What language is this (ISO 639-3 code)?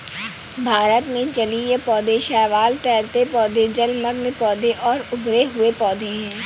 hin